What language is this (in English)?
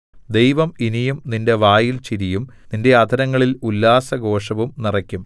Malayalam